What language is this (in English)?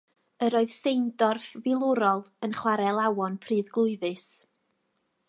Welsh